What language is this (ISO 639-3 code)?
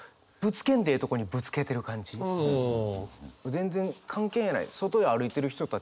jpn